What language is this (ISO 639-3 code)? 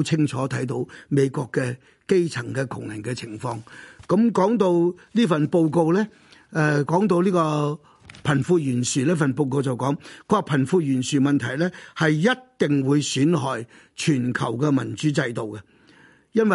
zho